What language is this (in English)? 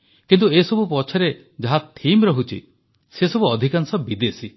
Odia